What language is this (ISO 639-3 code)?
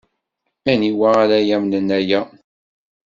kab